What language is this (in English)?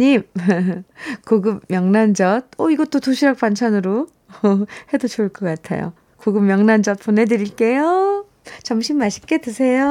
Korean